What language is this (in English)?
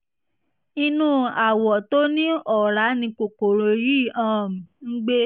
Yoruba